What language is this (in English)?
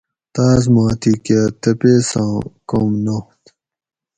Gawri